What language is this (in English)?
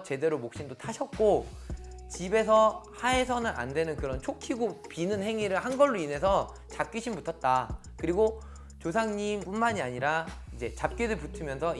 Korean